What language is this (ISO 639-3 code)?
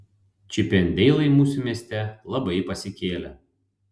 lit